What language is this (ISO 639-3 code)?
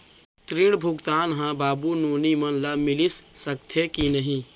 hne